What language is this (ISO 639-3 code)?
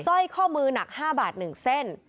tha